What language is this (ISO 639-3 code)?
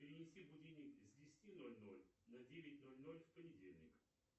rus